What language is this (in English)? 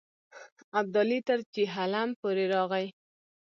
Pashto